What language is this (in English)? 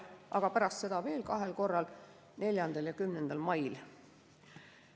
Estonian